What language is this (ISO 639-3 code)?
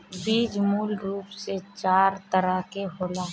bho